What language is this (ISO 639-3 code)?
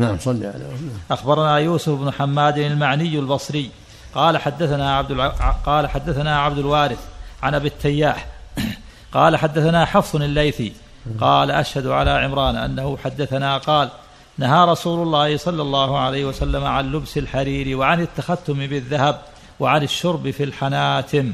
ara